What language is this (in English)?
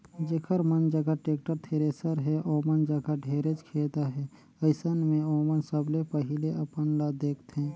Chhattisgarhi